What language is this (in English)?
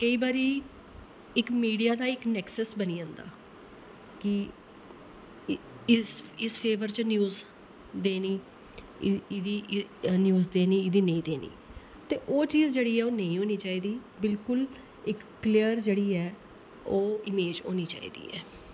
Dogri